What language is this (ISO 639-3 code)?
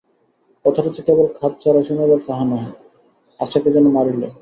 ben